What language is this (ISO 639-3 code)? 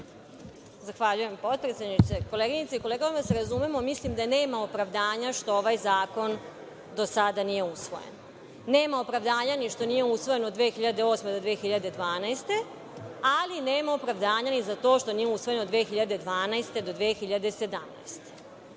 srp